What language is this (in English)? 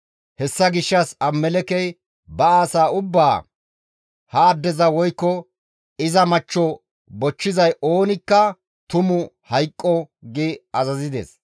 Gamo